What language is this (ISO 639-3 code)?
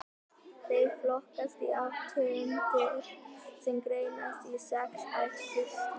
isl